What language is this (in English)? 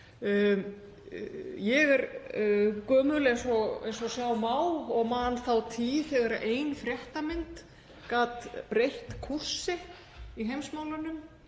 Icelandic